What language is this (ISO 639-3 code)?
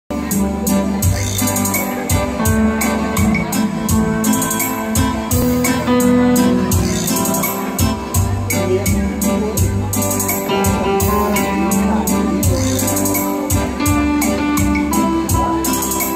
kor